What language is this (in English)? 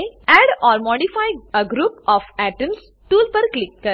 Gujarati